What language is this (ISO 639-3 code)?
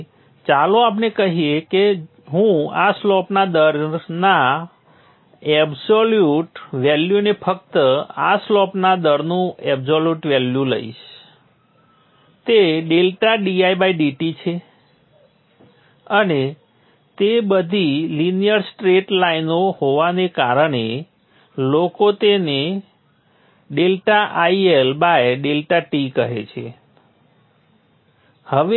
guj